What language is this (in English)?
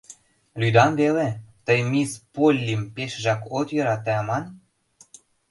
Mari